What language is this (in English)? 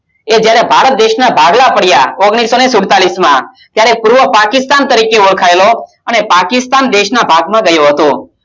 Gujarati